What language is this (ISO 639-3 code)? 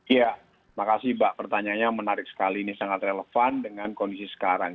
ind